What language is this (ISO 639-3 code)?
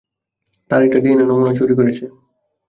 ben